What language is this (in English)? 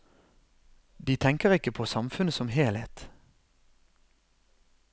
Norwegian